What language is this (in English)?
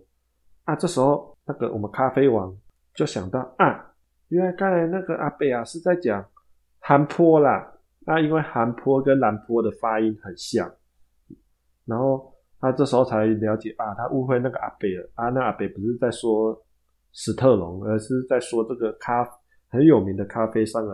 Chinese